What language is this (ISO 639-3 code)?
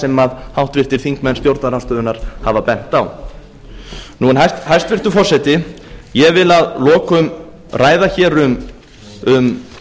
isl